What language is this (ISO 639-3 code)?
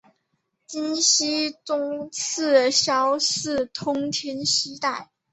zho